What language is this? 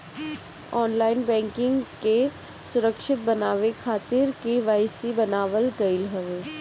Bhojpuri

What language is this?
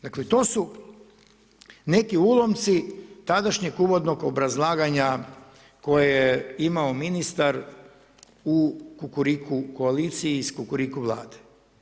Croatian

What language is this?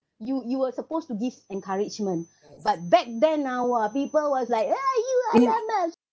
English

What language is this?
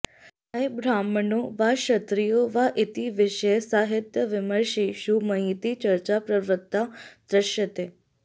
Sanskrit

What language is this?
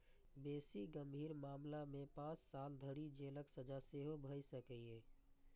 Maithili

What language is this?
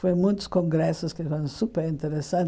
Portuguese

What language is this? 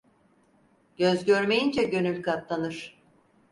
Turkish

